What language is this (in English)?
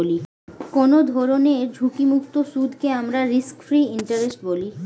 Bangla